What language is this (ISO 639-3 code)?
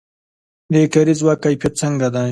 pus